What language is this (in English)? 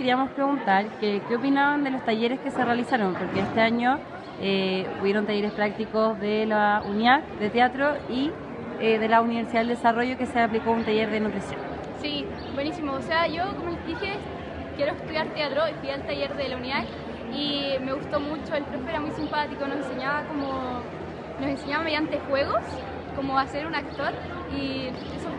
Spanish